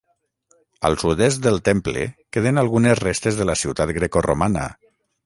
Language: Catalan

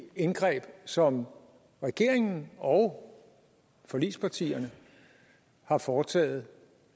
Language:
Danish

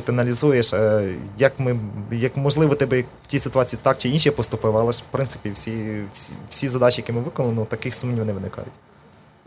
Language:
Ukrainian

